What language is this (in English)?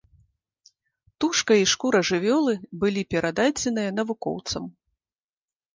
Belarusian